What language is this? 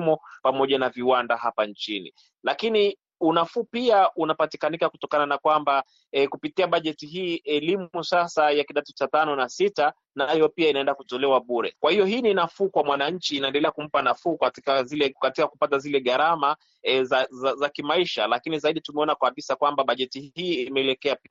Swahili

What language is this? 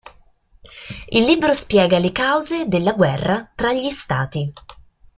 Italian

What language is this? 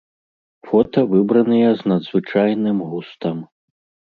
Belarusian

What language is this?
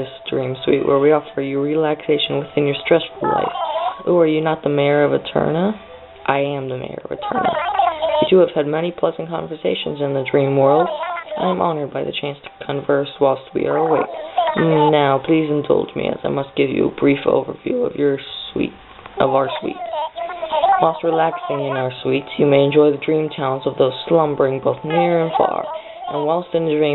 English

